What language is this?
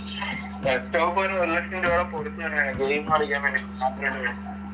Malayalam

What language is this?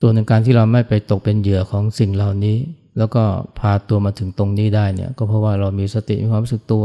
Thai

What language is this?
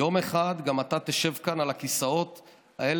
Hebrew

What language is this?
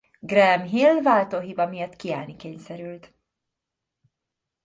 Hungarian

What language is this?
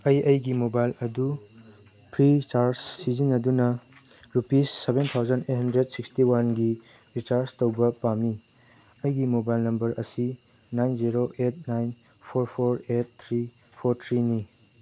Manipuri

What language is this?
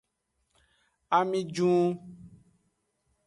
Aja (Benin)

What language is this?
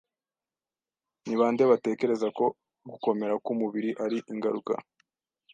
Kinyarwanda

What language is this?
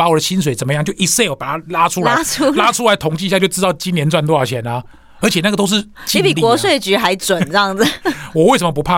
Chinese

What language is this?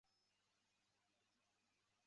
Chinese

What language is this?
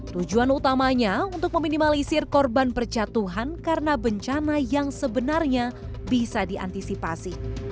Indonesian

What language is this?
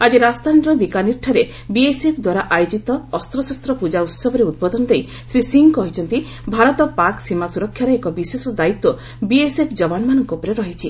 Odia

